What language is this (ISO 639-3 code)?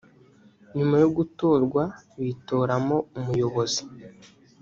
kin